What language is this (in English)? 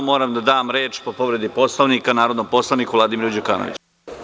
Serbian